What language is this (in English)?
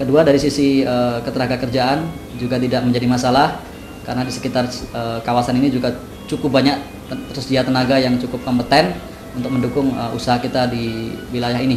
Indonesian